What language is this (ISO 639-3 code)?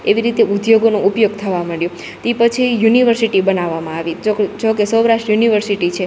guj